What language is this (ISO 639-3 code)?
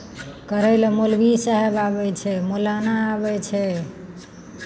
mai